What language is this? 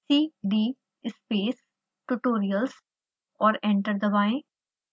Hindi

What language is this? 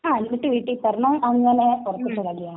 Malayalam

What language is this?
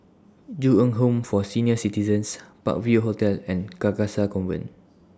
English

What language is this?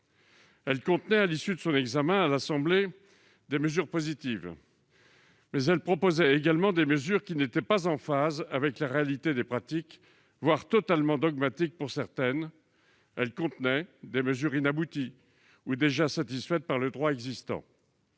French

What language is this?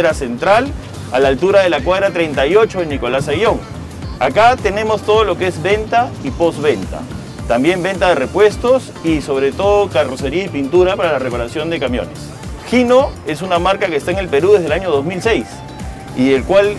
Spanish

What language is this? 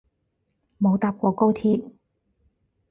Cantonese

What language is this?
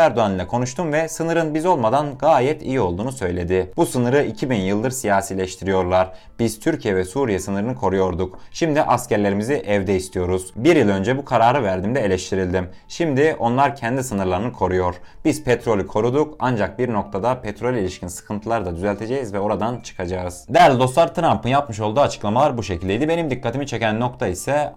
Turkish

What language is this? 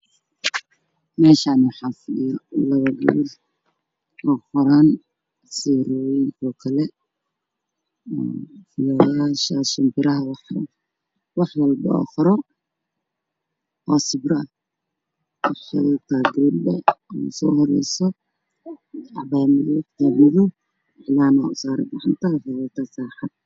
Somali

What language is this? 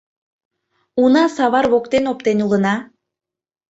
Mari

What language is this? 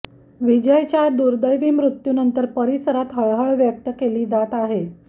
Marathi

